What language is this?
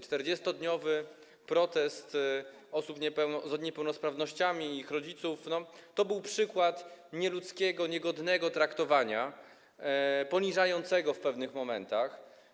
Polish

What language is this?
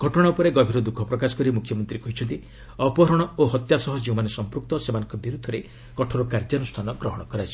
Odia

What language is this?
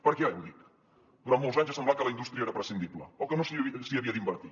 Catalan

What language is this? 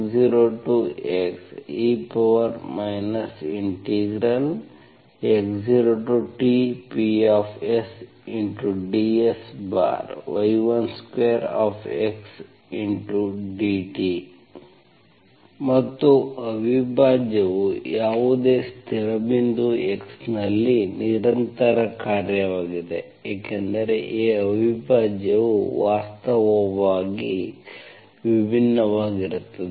Kannada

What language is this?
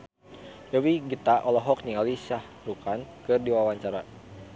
Sundanese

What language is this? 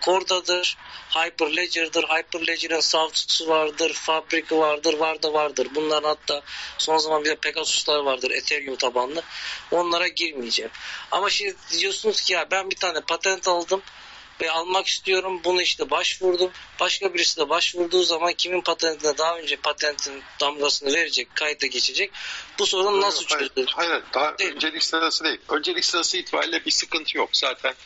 Turkish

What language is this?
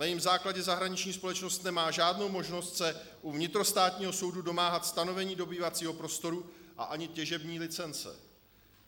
Czech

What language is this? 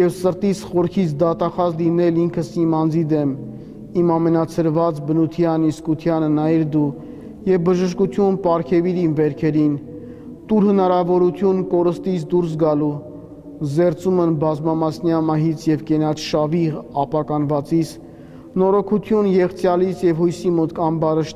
Romanian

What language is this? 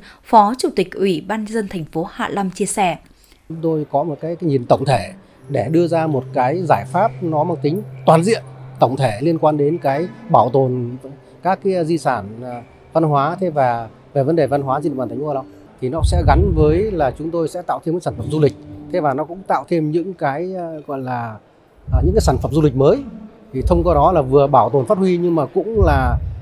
Vietnamese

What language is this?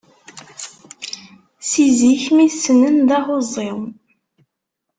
Kabyle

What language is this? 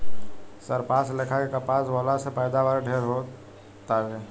Bhojpuri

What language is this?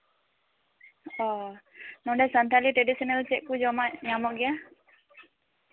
Santali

